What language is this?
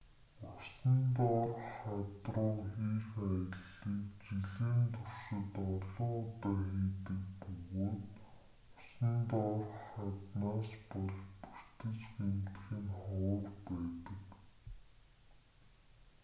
Mongolian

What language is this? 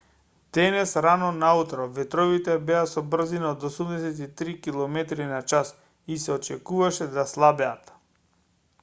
Macedonian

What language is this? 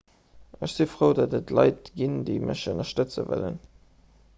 Luxembourgish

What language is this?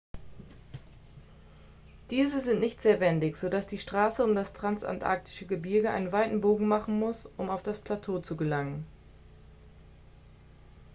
German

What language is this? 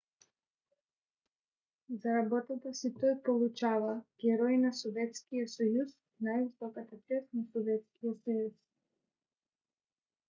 Bulgarian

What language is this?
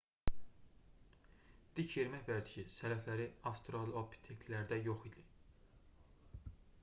Azerbaijani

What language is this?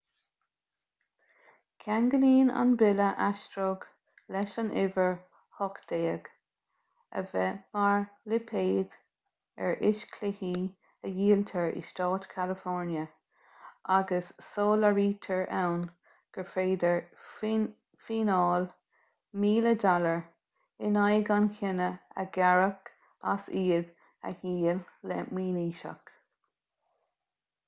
Irish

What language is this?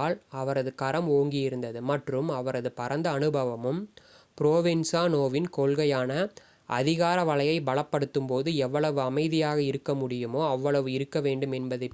Tamil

